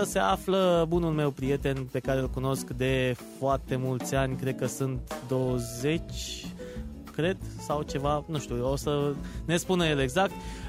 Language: Romanian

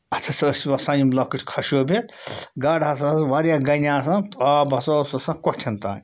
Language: Kashmiri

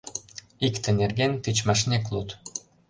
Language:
Mari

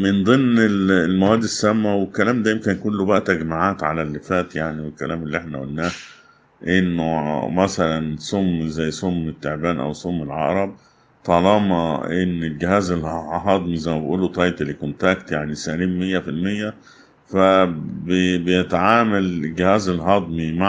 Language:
Arabic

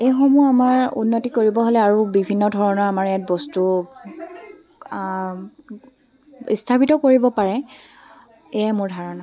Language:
Assamese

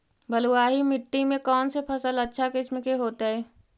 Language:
Magahi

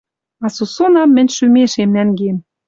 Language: Western Mari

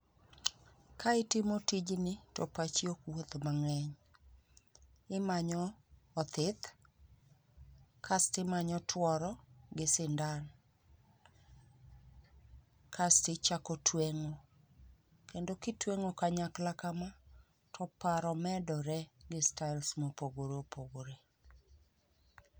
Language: Luo (Kenya and Tanzania)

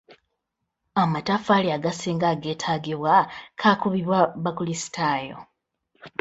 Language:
Ganda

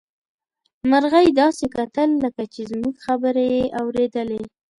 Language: Pashto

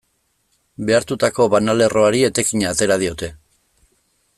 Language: Basque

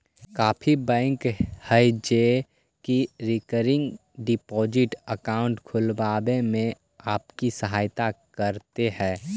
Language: Magahi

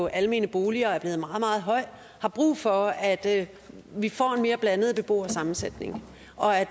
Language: Danish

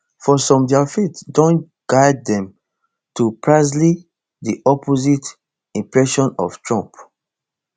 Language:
Nigerian Pidgin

